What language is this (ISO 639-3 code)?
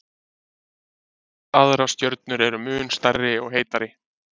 isl